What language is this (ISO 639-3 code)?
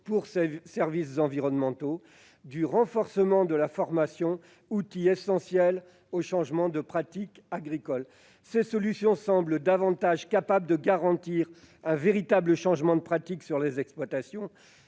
fra